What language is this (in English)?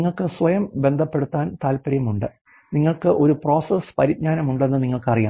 Malayalam